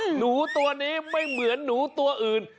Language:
Thai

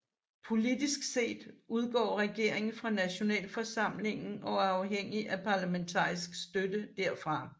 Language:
Danish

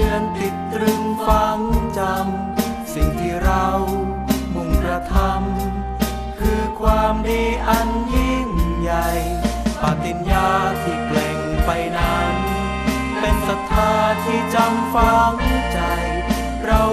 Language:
Thai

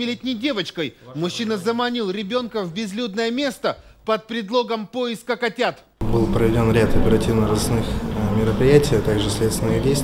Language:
Russian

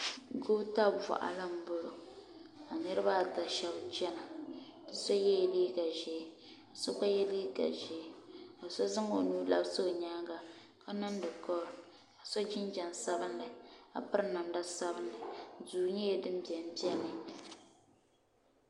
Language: Dagbani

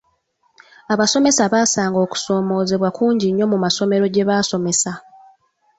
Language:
Ganda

